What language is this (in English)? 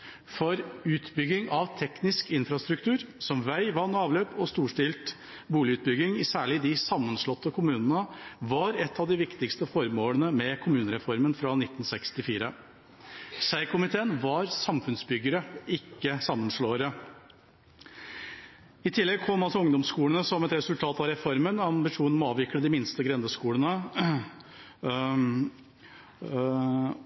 Norwegian Bokmål